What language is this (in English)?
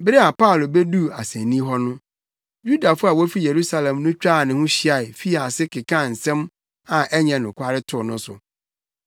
Akan